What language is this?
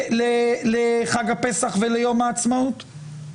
Hebrew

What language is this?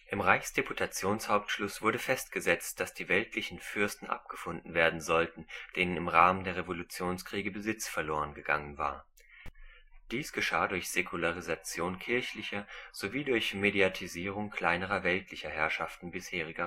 German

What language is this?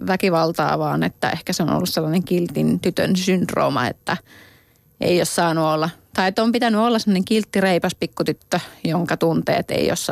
Finnish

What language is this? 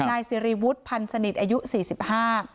Thai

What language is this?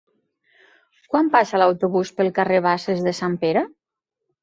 Catalan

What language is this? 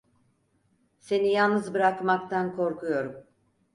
Turkish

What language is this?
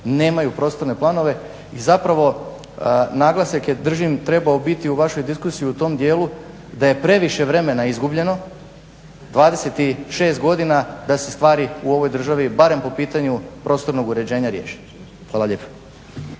Croatian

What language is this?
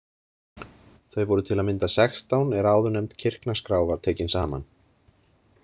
Icelandic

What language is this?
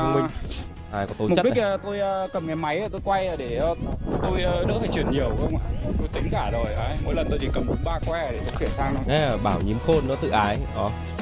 Vietnamese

